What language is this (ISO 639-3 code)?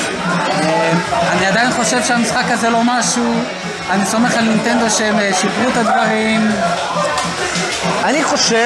heb